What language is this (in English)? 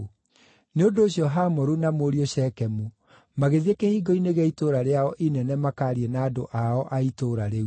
Kikuyu